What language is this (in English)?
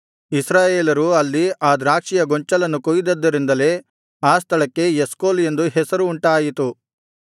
Kannada